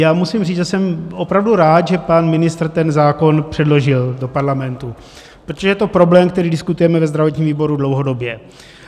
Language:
Czech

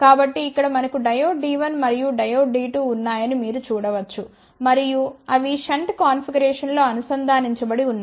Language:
Telugu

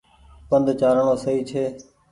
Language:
Goaria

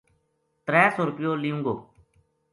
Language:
Gujari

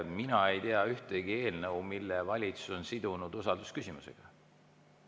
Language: Estonian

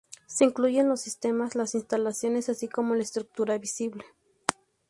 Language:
Spanish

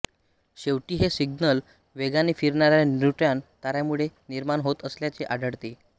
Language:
Marathi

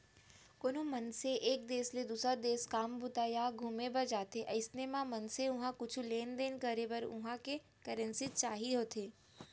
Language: Chhattisgarhi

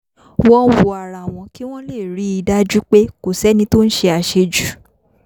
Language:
Yoruba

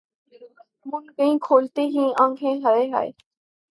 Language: Urdu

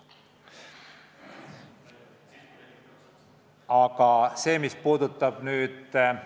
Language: Estonian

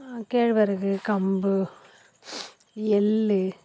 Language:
Tamil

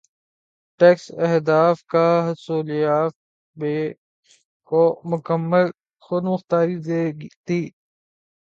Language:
Urdu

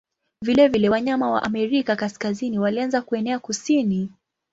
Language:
Swahili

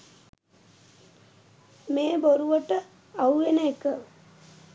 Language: Sinhala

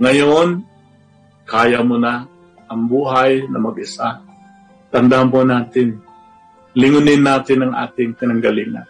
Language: Filipino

